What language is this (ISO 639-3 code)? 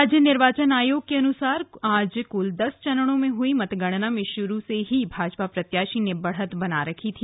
hin